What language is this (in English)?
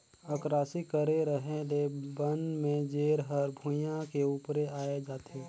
Chhattisgarhi